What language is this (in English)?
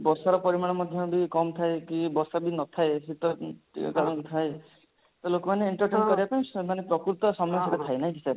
Odia